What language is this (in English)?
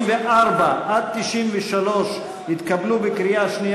Hebrew